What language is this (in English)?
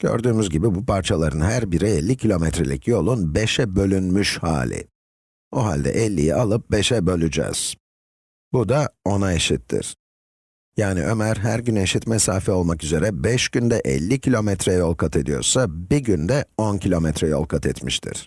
Turkish